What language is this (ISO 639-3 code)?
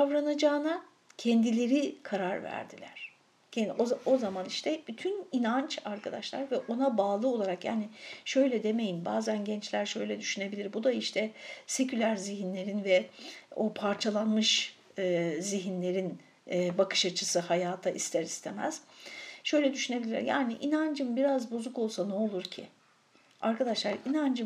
tur